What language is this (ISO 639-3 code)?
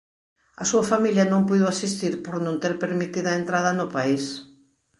glg